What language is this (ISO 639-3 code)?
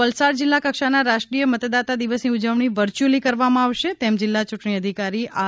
guj